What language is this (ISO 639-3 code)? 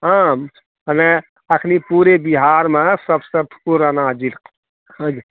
mai